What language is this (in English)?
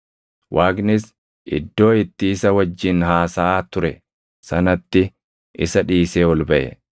Oromo